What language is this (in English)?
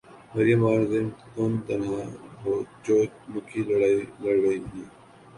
Urdu